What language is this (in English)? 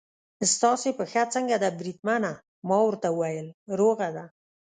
Pashto